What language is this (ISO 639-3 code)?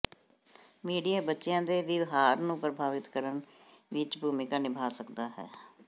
pan